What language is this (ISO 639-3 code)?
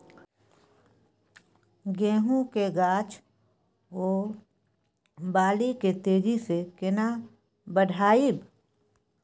mai